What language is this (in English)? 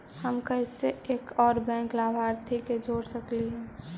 Magahi